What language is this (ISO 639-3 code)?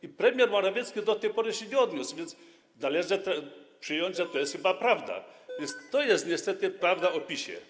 pol